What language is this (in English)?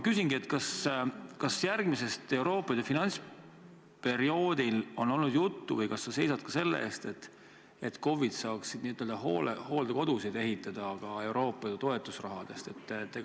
Estonian